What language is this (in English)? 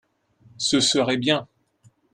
French